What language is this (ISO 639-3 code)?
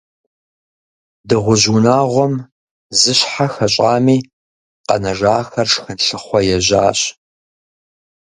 kbd